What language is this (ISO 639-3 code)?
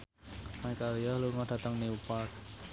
jav